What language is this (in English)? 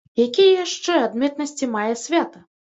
Belarusian